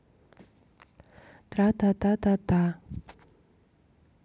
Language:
Russian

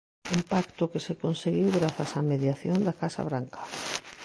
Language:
Galician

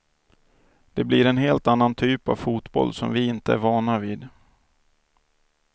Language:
Swedish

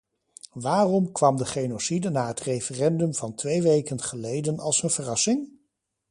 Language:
Dutch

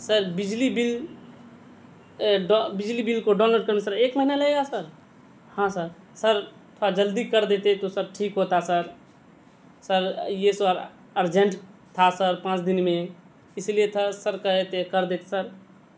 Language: Urdu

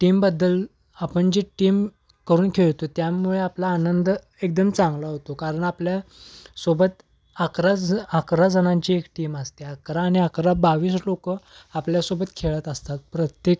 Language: Marathi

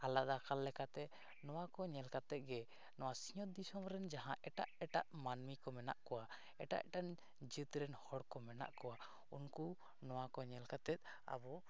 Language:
Santali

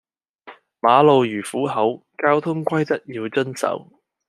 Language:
Cantonese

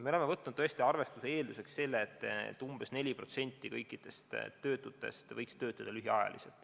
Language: Estonian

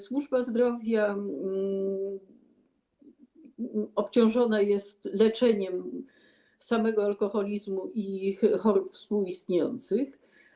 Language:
Polish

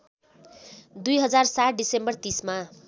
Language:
Nepali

